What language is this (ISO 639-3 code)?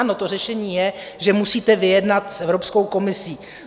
ces